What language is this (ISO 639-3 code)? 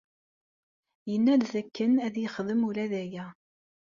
kab